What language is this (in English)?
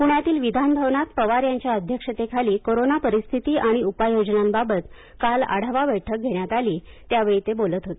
Marathi